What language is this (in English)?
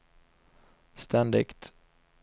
Swedish